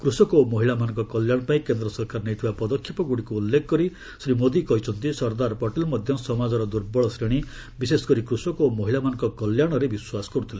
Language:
Odia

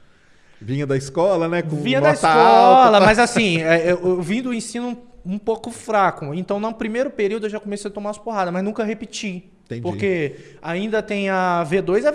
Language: Portuguese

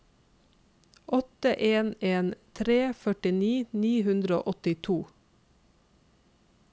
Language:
Norwegian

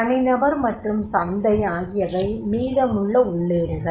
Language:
Tamil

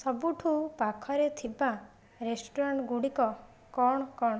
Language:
Odia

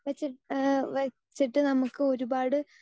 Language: Malayalam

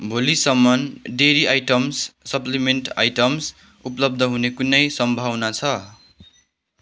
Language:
Nepali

